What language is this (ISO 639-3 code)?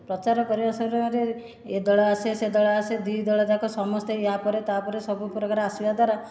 ori